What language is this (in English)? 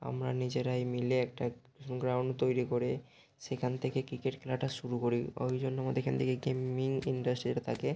Bangla